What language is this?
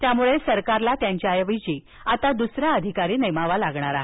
Marathi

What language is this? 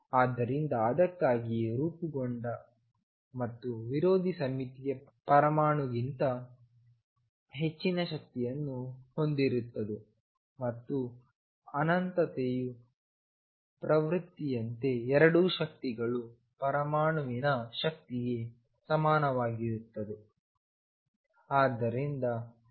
Kannada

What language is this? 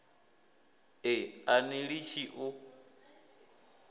Venda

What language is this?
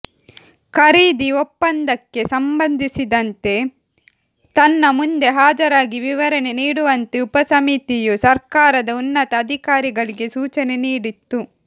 Kannada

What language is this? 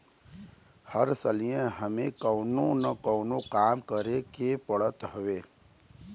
Bhojpuri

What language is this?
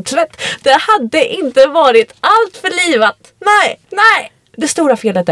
Swedish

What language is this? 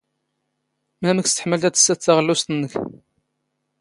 Standard Moroccan Tamazight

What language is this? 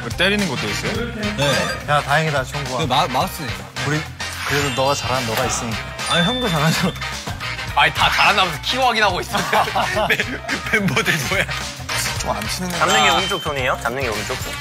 Korean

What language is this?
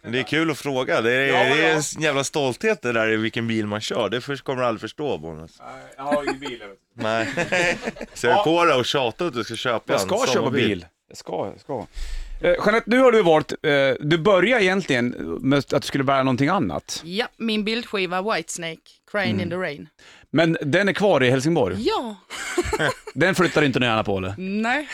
Swedish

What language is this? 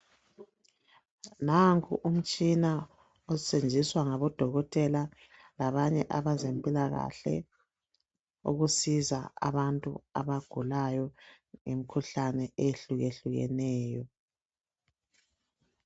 North Ndebele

